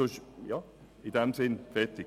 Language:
Swiss German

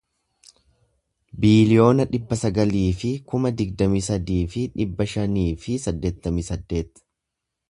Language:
Oromo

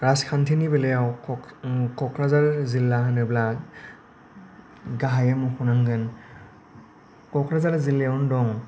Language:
Bodo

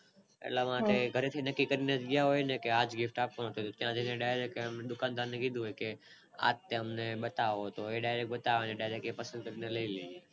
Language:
Gujarati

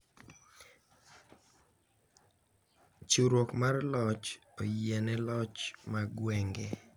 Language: Luo (Kenya and Tanzania)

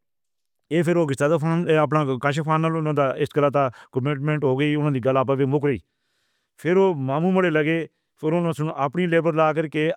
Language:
Northern Hindko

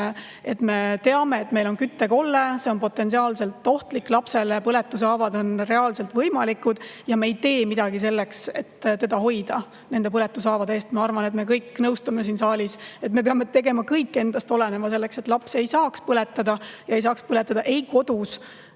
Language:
Estonian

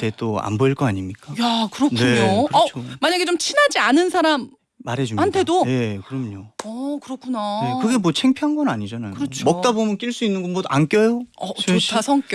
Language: Korean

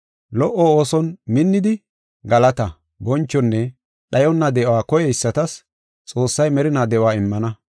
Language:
Gofa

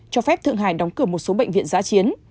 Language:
Vietnamese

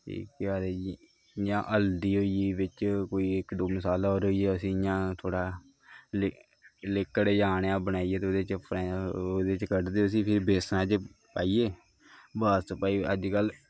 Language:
Dogri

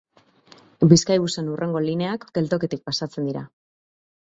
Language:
Basque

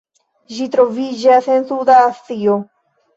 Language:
Esperanto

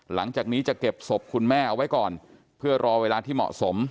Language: Thai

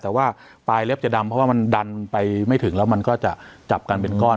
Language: Thai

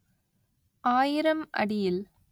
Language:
Tamil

